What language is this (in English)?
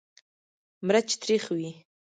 Pashto